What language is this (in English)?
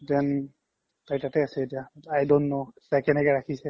Assamese